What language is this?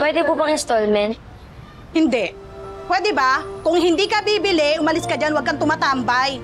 Filipino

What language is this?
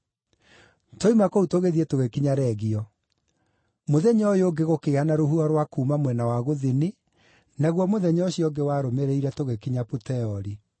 Kikuyu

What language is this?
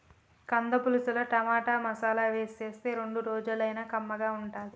Telugu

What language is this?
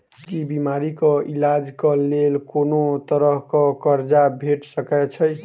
Maithili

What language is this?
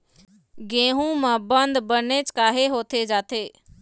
Chhattisgarhi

